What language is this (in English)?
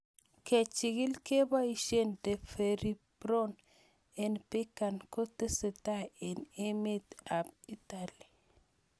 Kalenjin